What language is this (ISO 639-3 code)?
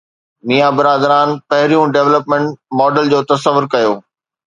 snd